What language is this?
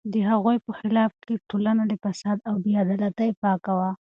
Pashto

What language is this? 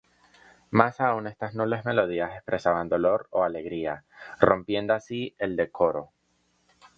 Spanish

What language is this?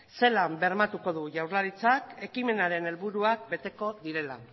Basque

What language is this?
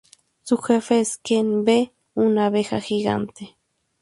Spanish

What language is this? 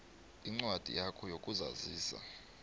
South Ndebele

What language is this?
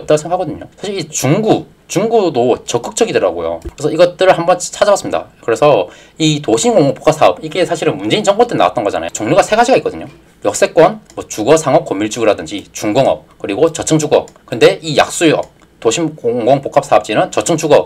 Korean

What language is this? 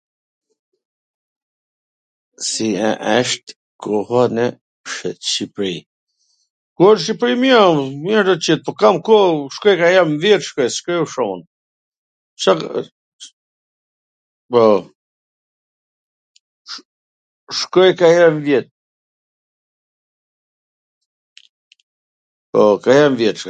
Gheg Albanian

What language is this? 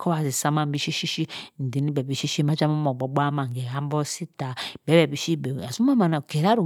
Cross River Mbembe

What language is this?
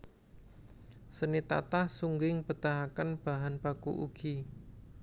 Javanese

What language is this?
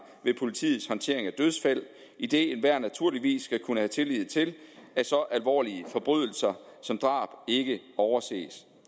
Danish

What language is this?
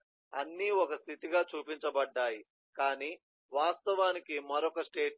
Telugu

